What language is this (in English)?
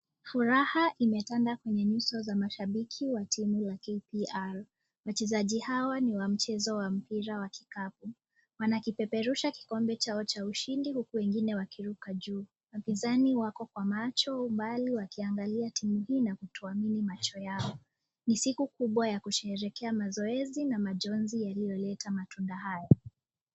Swahili